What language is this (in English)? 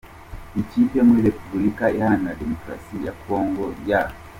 Kinyarwanda